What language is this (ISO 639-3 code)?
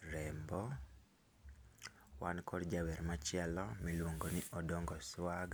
luo